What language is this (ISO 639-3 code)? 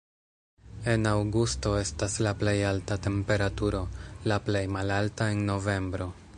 epo